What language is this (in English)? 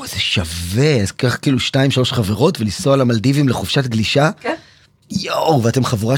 Hebrew